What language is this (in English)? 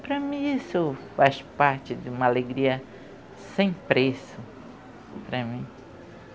Portuguese